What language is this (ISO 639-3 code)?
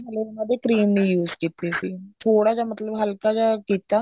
pan